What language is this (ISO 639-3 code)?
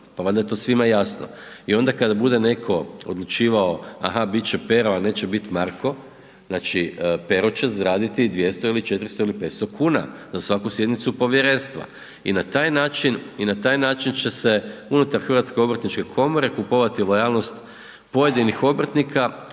hrv